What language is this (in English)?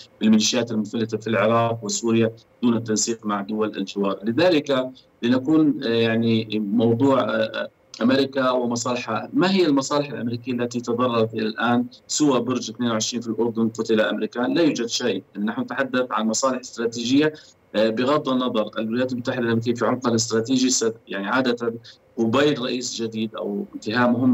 Arabic